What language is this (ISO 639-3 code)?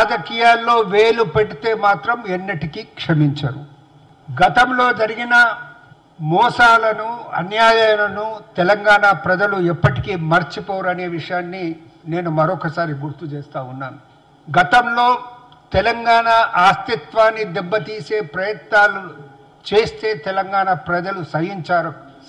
tel